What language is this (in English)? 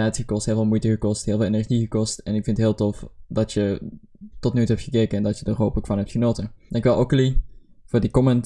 Dutch